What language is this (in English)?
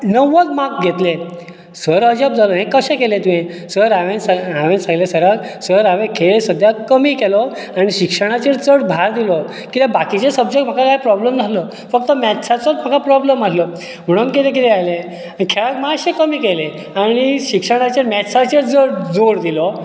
Konkani